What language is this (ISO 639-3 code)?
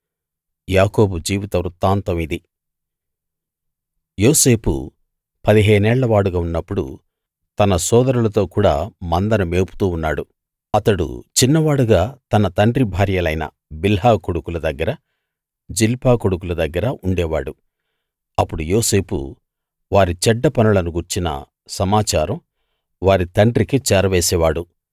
tel